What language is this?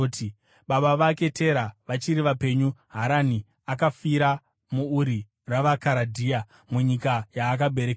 Shona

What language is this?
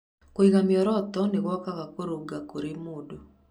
Kikuyu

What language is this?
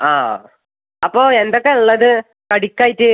Malayalam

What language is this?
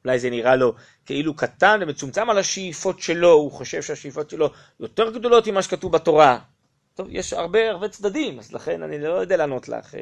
Hebrew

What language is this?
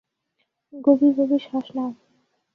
Bangla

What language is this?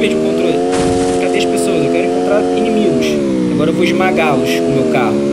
Portuguese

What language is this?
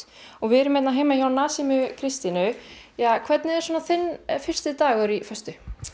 Icelandic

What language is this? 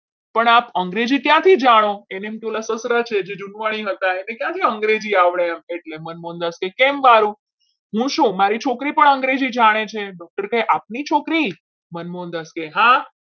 Gujarati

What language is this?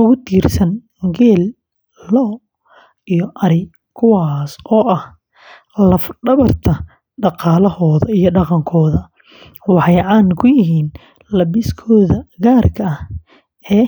Somali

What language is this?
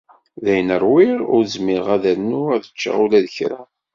Kabyle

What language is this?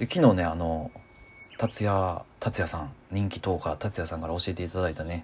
Japanese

